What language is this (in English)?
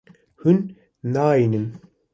Kurdish